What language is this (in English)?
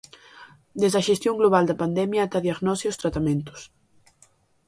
Galician